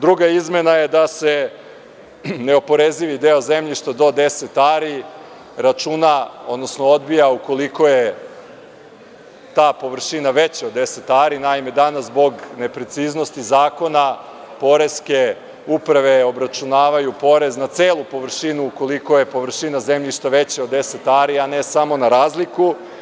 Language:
Serbian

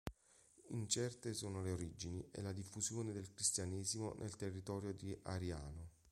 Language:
Italian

